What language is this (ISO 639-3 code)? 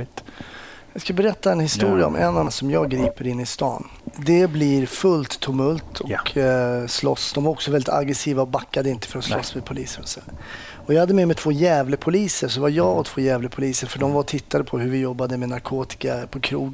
swe